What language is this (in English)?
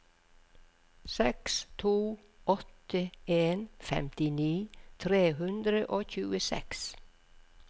Norwegian